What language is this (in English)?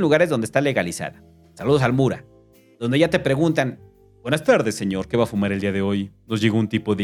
Spanish